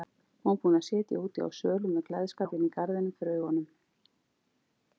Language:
Icelandic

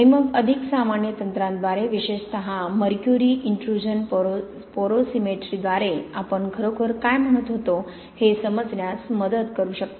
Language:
Marathi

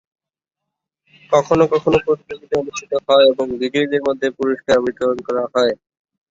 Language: Bangla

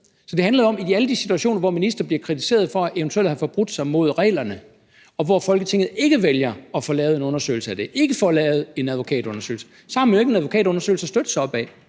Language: Danish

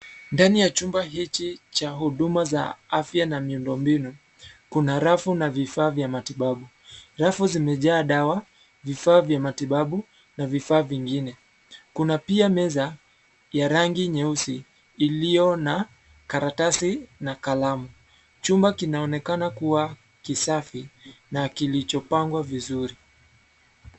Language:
Swahili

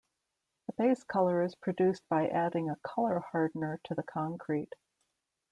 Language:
English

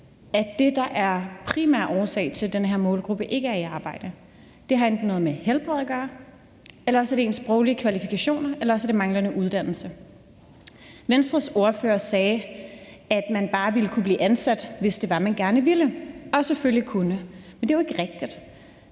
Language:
Danish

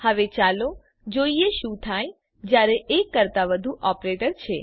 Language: Gujarati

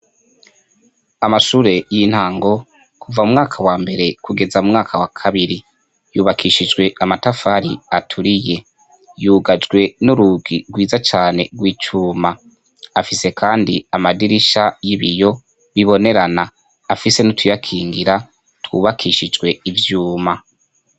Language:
Rundi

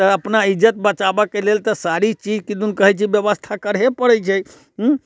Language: Maithili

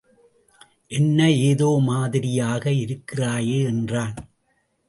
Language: Tamil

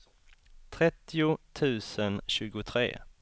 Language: Swedish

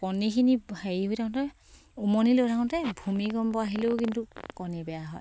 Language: Assamese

